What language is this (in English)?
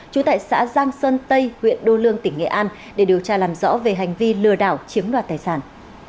Vietnamese